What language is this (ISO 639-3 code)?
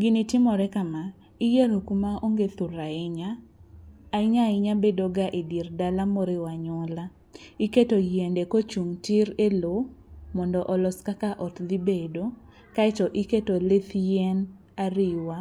luo